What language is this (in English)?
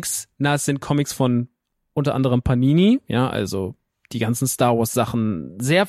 German